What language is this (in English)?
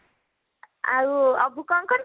Odia